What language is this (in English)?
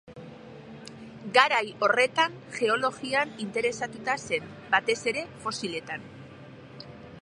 Basque